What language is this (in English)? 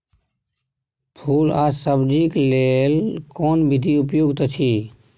Maithili